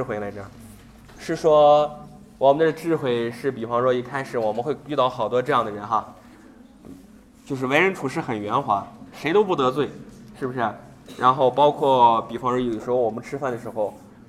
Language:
Chinese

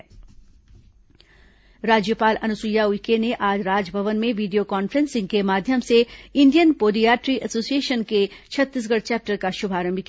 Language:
Hindi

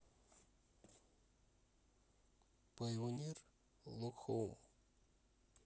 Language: Russian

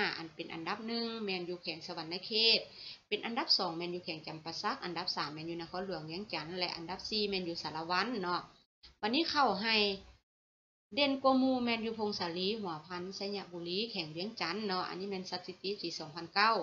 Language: Thai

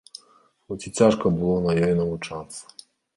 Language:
Belarusian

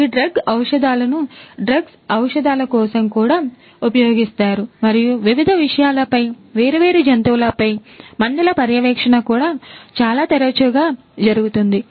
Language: Telugu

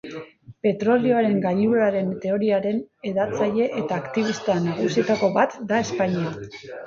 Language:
Basque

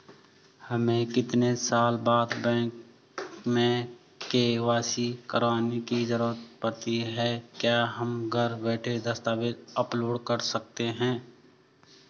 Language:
Hindi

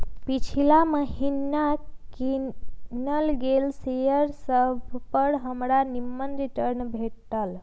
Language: Magahi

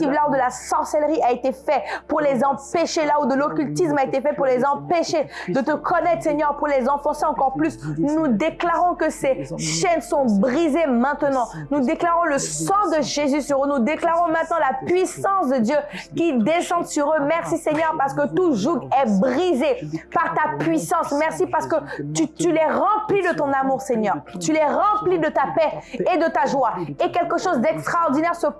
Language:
French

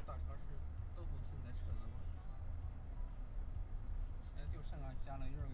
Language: Chinese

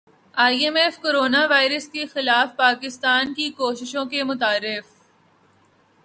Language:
Urdu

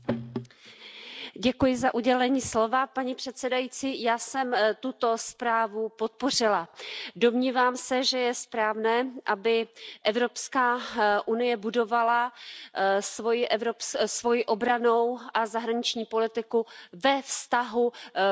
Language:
Czech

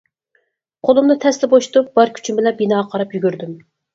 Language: Uyghur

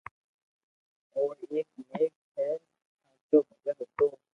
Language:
Loarki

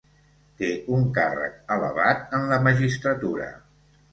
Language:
Catalan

